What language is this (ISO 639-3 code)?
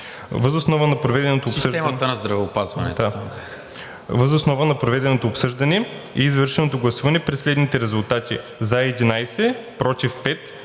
bul